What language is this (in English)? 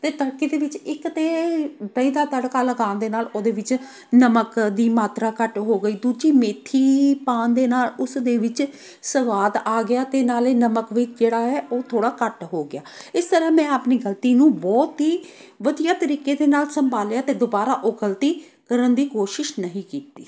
Punjabi